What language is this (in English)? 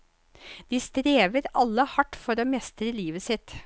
Norwegian